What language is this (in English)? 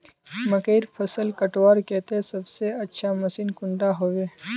Magahi